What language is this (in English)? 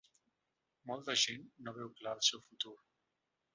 Catalan